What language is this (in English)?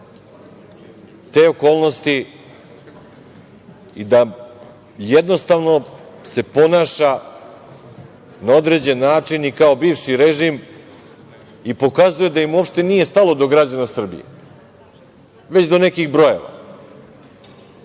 Serbian